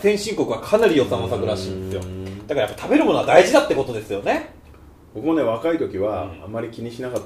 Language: Japanese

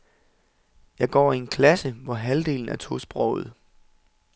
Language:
Danish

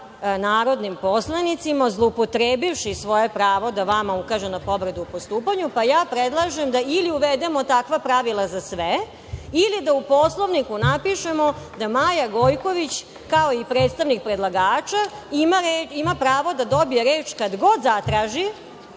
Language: Serbian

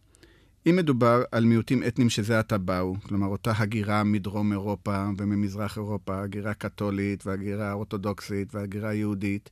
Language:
Hebrew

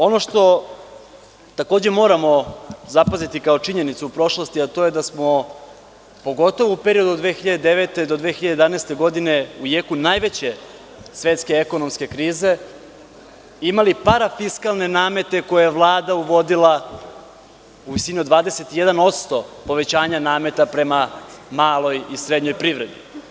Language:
Serbian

